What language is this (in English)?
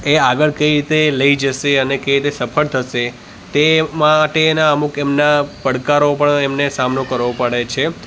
Gujarati